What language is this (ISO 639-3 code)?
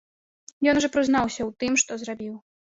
bel